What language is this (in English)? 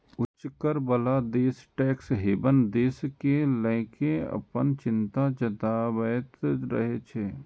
Maithili